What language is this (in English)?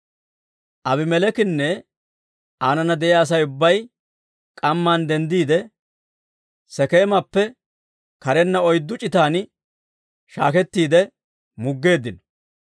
Dawro